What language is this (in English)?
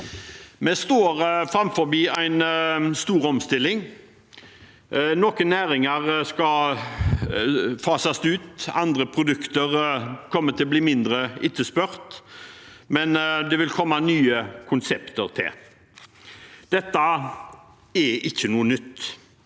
Norwegian